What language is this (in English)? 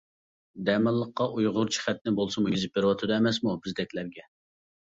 Uyghur